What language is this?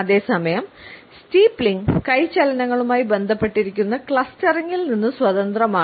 Malayalam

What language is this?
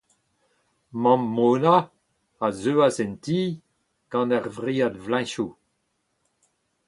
Breton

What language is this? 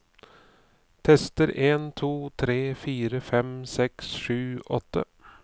Norwegian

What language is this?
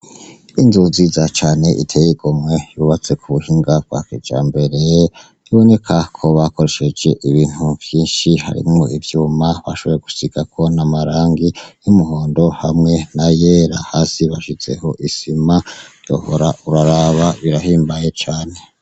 Rundi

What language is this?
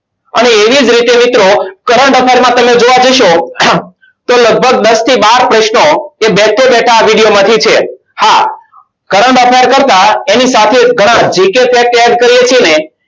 Gujarati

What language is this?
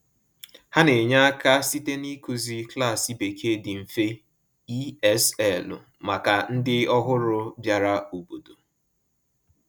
Igbo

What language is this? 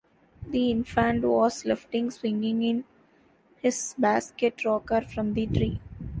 English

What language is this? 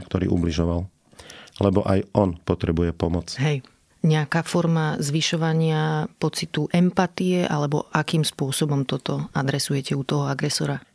Slovak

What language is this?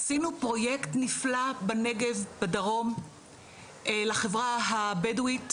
Hebrew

